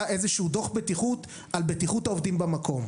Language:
Hebrew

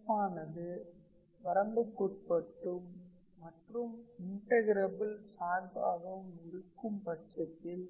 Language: Tamil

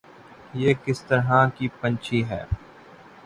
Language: Urdu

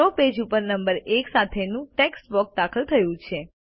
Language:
Gujarati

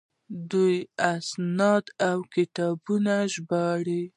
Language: Pashto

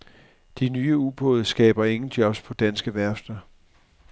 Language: Danish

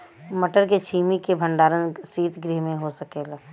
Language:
Bhojpuri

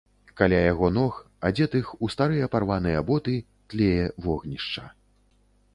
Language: Belarusian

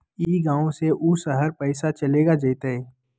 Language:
Magahi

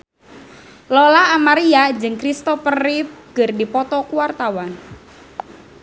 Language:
Sundanese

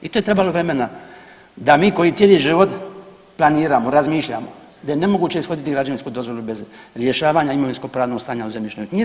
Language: Croatian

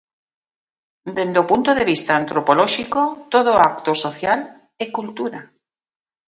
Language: Galician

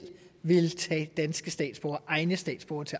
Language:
Danish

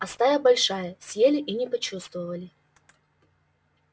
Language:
Russian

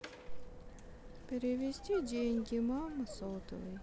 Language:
Russian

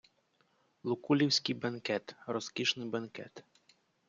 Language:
Ukrainian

